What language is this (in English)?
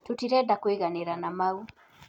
Kikuyu